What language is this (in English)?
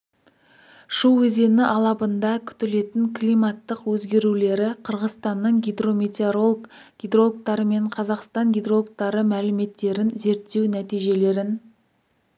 Kazakh